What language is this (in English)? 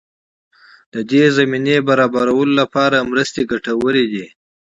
Pashto